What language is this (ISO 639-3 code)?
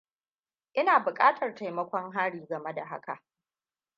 hau